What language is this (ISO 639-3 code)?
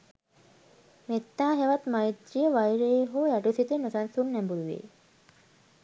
sin